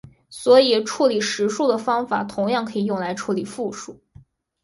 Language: Chinese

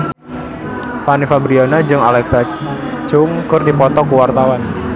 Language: Sundanese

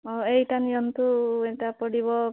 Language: Odia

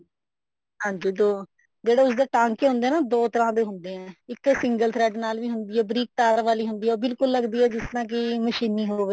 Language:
Punjabi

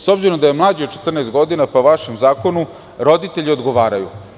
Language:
Serbian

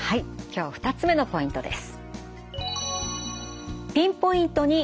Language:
Japanese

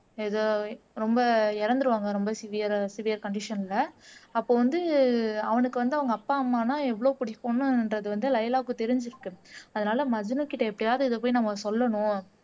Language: Tamil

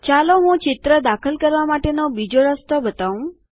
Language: Gujarati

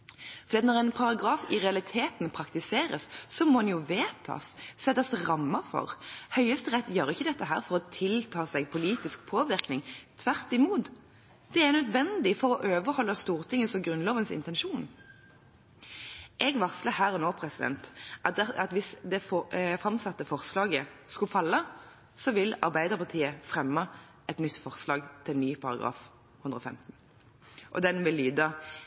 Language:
Norwegian Bokmål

